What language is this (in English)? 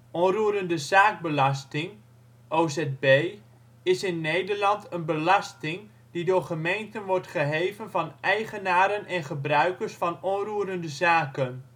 Dutch